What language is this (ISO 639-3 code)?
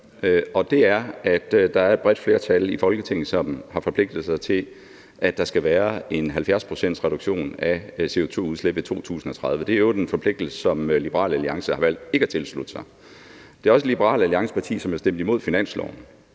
dan